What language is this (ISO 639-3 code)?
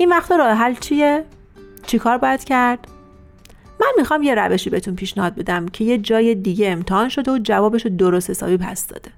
fas